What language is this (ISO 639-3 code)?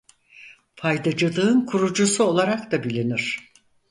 tur